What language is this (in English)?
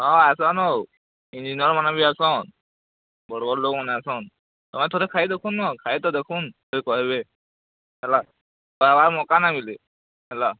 Odia